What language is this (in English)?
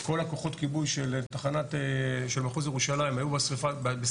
Hebrew